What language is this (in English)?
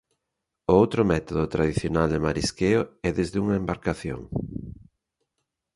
Galician